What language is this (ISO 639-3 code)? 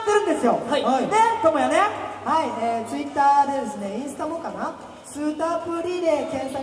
jpn